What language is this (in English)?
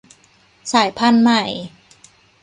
Thai